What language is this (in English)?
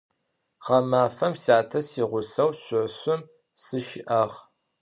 Adyghe